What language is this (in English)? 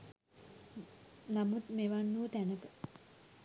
Sinhala